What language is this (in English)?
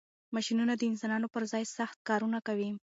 Pashto